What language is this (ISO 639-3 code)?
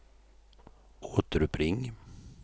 swe